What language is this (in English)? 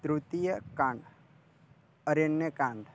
Sanskrit